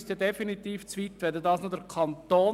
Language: Swiss German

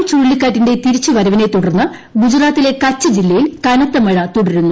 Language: Malayalam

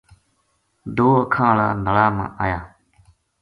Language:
Gujari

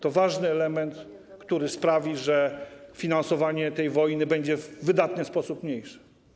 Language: Polish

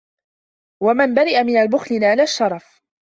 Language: Arabic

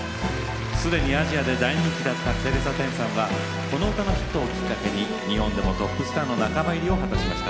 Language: Japanese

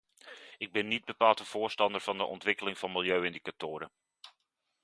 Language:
Dutch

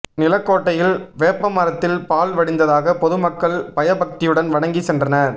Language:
Tamil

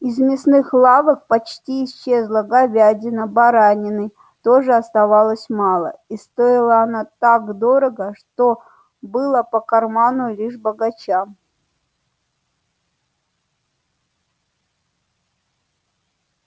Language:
Russian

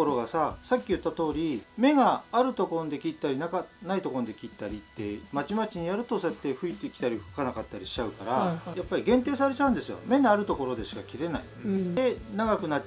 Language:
Japanese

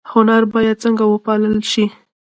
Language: Pashto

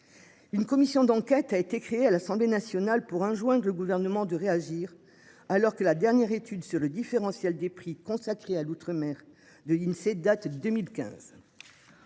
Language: French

